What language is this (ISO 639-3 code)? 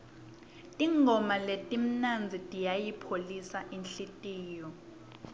ssw